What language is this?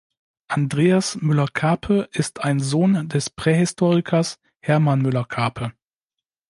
German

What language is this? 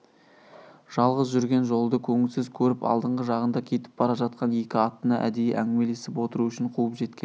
Kazakh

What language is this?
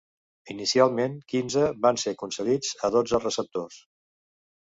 Catalan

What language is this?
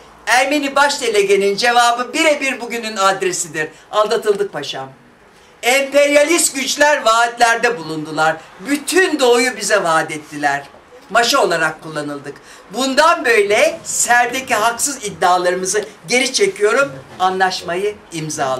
Turkish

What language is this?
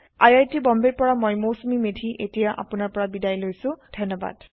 Assamese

